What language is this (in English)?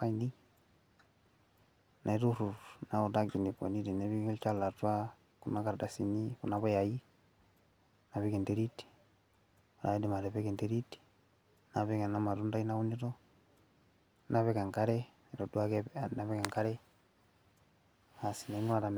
Masai